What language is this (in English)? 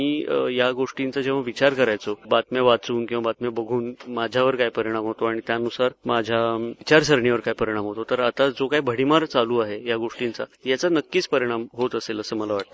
Marathi